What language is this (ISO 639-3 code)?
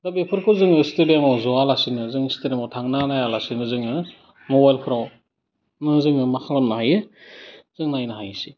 brx